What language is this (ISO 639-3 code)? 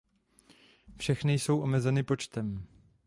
ces